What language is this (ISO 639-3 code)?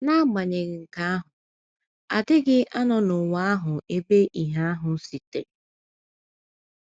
ibo